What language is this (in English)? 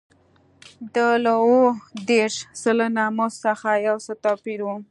Pashto